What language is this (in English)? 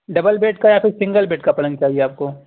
Urdu